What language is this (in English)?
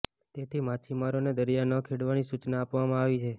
Gujarati